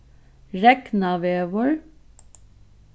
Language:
Faroese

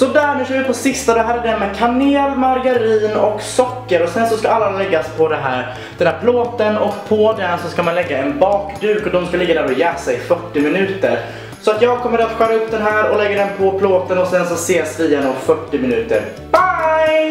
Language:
Swedish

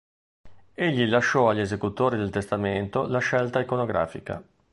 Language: Italian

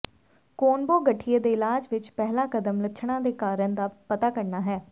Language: Punjabi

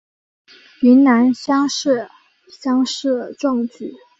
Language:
Chinese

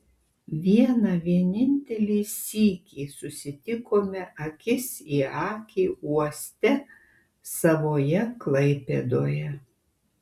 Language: Lithuanian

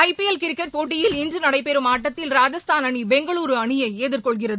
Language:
Tamil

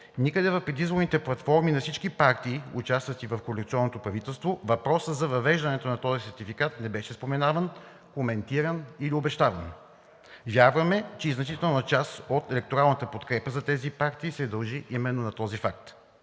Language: Bulgarian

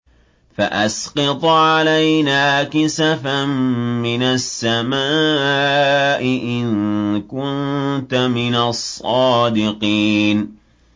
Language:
Arabic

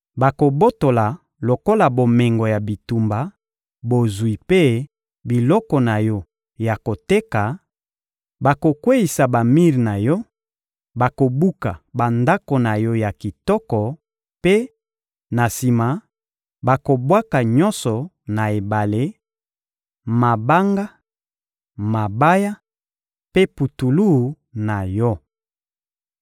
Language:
Lingala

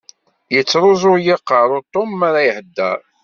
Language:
Kabyle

